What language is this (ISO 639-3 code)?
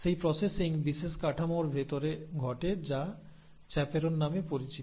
ben